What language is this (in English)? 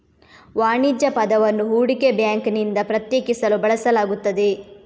Kannada